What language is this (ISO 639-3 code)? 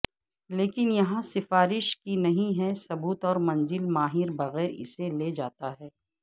urd